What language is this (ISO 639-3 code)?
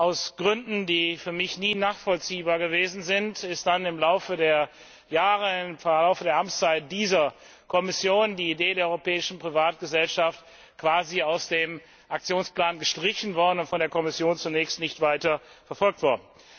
deu